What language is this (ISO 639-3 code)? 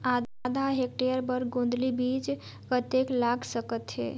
hne